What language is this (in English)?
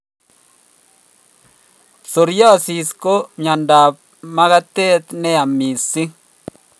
Kalenjin